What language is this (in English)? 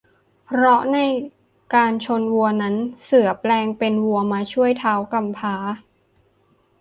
Thai